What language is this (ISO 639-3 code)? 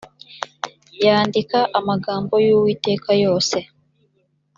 kin